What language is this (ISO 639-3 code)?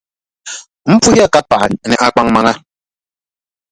dag